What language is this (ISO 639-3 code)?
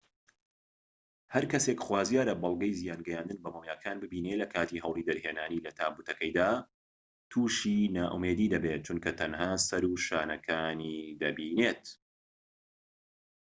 ckb